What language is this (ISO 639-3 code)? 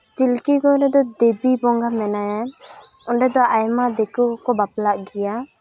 sat